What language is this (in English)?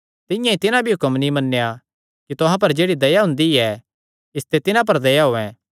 Kangri